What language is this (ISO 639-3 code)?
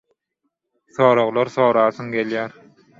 tuk